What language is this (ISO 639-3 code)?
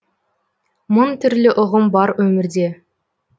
kaz